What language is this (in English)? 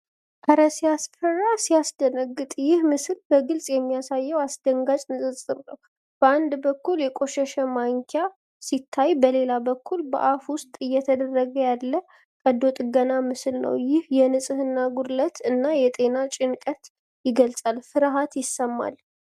Amharic